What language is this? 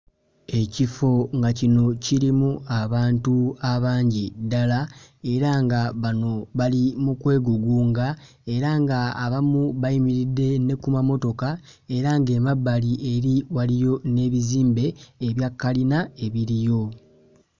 Ganda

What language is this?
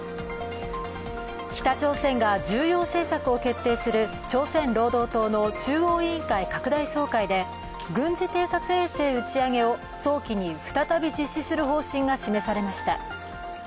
Japanese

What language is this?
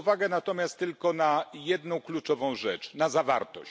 Polish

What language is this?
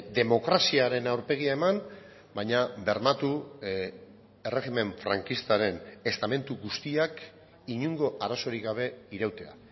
Basque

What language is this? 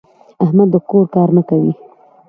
Pashto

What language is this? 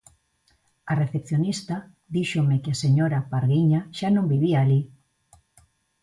Galician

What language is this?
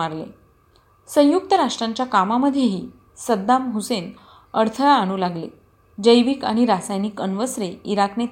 Marathi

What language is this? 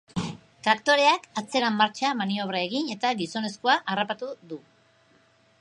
Basque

